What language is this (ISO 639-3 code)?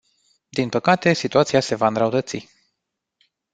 ron